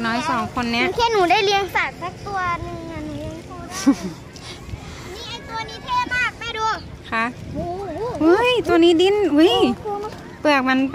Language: Thai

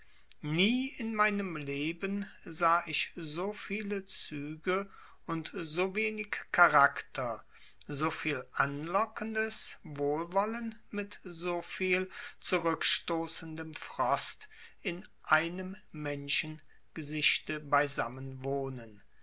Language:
German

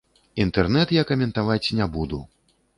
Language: Belarusian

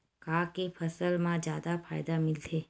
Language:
Chhattisgarhi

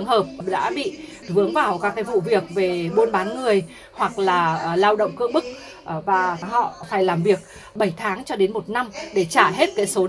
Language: Vietnamese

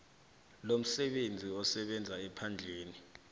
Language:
South Ndebele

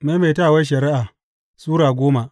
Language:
Hausa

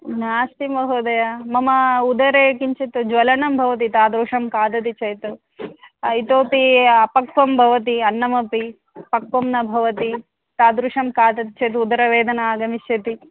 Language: Sanskrit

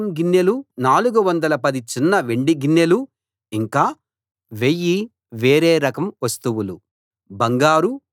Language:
Telugu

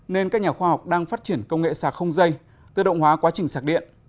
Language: Vietnamese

